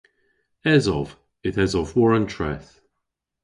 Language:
Cornish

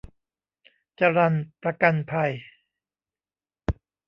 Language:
Thai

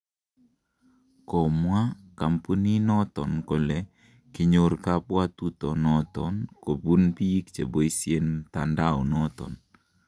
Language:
Kalenjin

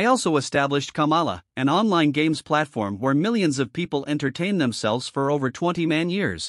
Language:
English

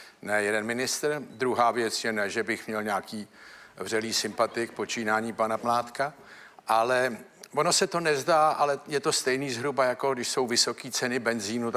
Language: Czech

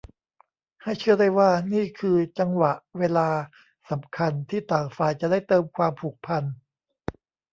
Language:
Thai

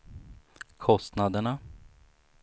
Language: Swedish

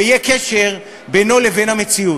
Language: Hebrew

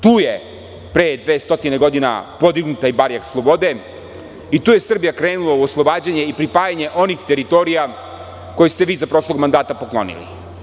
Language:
Serbian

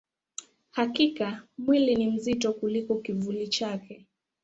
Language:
Swahili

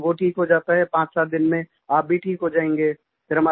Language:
Hindi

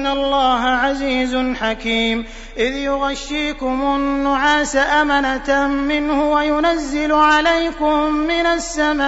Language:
Arabic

